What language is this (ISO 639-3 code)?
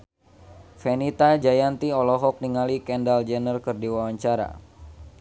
sun